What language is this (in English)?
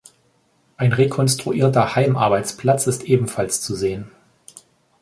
German